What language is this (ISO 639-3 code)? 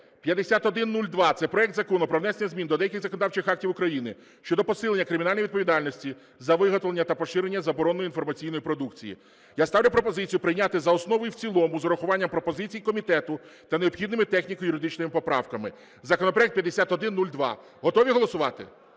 ukr